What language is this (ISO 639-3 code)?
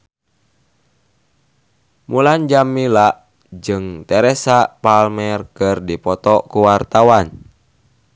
sun